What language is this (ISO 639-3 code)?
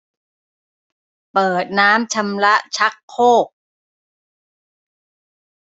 tha